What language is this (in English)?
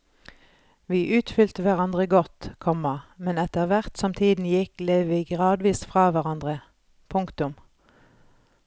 Norwegian